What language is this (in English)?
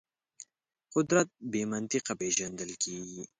Pashto